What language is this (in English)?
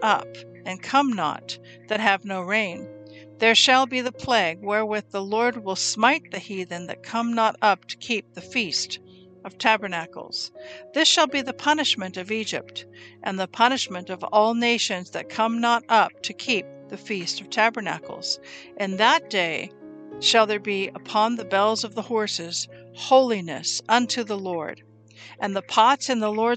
English